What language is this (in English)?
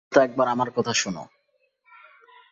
Bangla